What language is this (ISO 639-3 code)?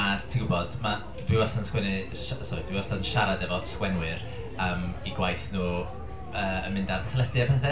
cym